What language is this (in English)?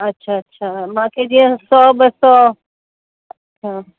Sindhi